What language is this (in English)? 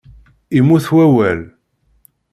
Kabyle